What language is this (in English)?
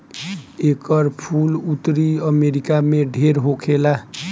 Bhojpuri